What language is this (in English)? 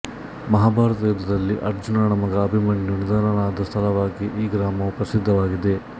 Kannada